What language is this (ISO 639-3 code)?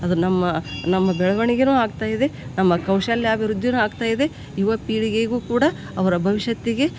kan